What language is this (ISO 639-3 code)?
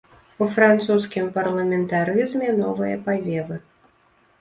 bel